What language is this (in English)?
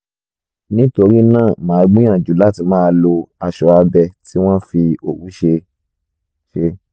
Yoruba